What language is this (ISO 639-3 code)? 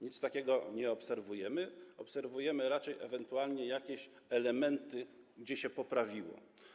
pol